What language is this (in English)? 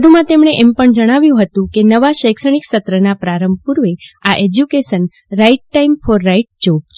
Gujarati